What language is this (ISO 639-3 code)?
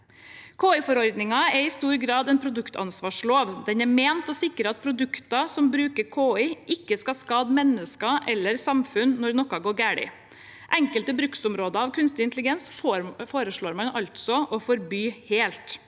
nor